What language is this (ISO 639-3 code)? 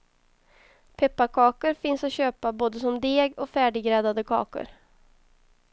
swe